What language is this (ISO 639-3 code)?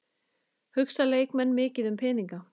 isl